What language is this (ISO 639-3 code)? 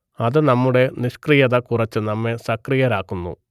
mal